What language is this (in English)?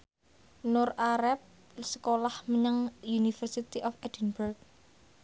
Javanese